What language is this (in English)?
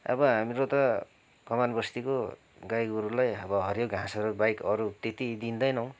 Nepali